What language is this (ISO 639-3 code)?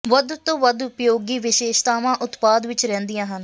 pan